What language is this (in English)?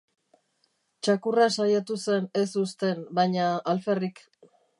Basque